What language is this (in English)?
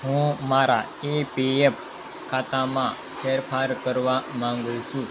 Gujarati